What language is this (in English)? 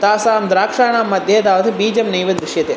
Sanskrit